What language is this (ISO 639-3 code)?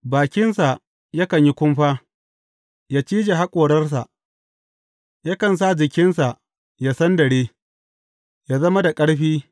hau